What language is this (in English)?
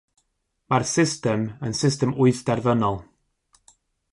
Welsh